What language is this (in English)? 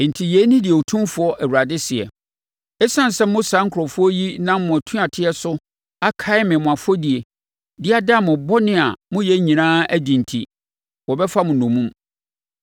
Akan